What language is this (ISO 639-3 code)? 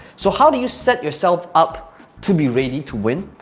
eng